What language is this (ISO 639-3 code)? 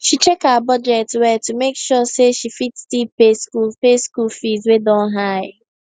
pcm